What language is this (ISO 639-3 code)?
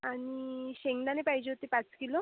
mar